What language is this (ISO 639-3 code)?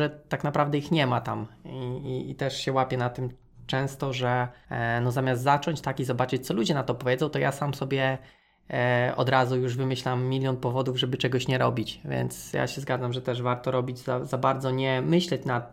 pol